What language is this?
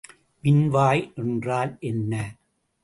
Tamil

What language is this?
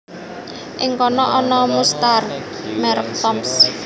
Javanese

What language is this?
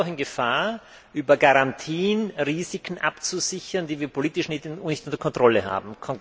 German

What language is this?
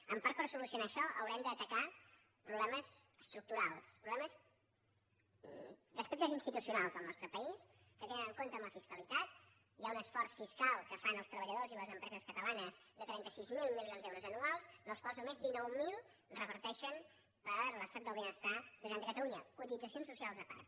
Catalan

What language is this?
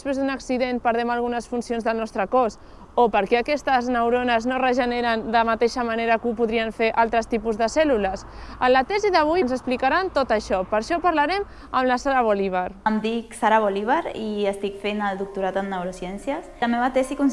Catalan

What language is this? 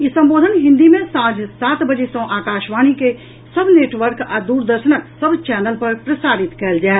Maithili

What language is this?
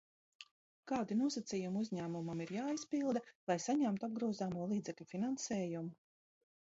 Latvian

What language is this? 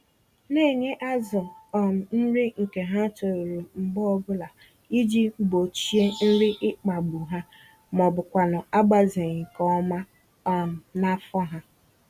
Igbo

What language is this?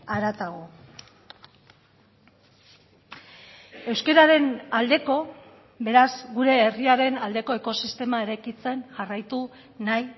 Basque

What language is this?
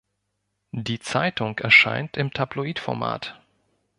German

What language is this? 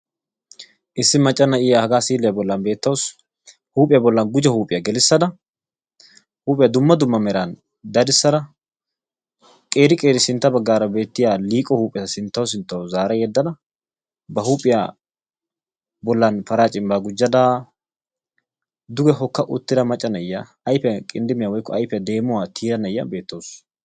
Wolaytta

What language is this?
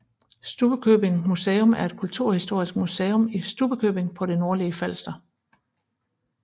Danish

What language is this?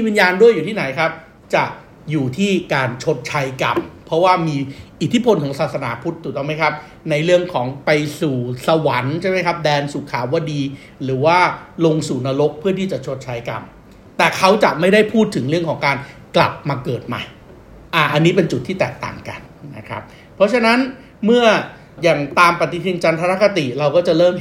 Thai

